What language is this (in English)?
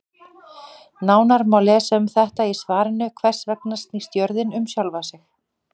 Icelandic